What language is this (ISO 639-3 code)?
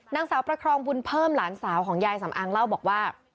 tha